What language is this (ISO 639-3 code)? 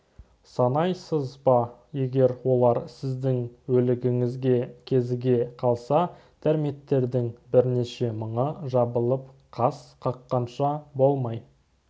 kaz